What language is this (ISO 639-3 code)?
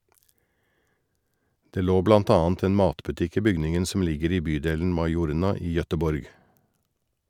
nor